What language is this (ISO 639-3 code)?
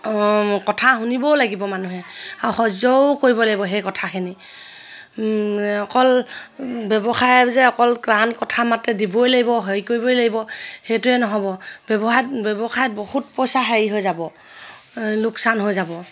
asm